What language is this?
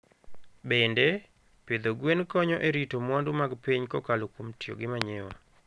Luo (Kenya and Tanzania)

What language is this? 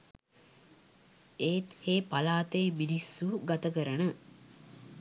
Sinhala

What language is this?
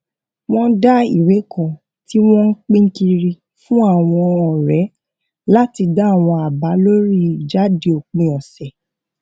Yoruba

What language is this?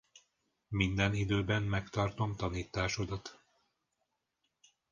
Hungarian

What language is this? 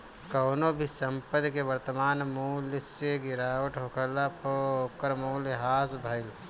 Bhojpuri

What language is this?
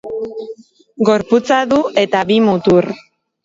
Basque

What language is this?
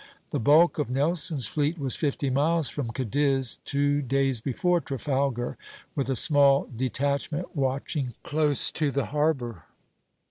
English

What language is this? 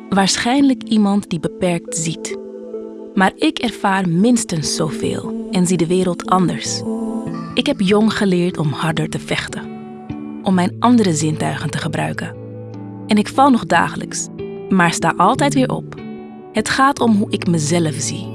Dutch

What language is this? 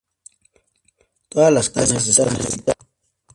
Spanish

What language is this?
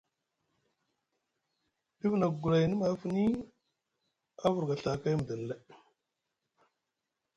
Musgu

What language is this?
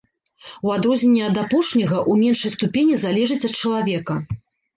Belarusian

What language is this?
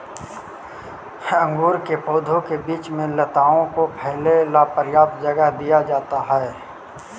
Magahi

